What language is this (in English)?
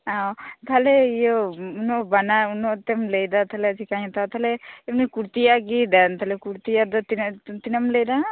Santali